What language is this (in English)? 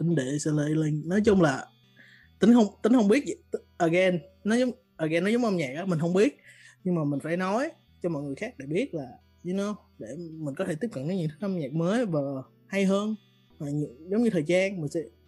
Vietnamese